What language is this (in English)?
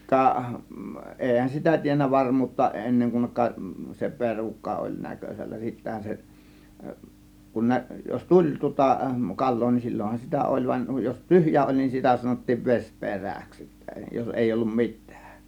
Finnish